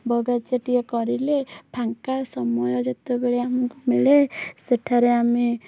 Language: Odia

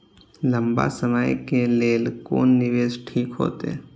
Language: Maithili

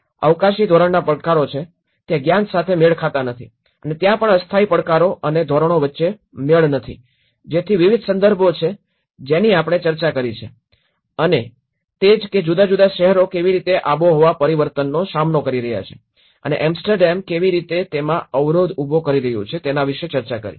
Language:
Gujarati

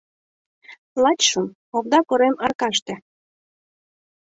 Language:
Mari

